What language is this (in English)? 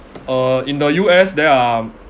English